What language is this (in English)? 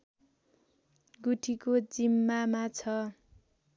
Nepali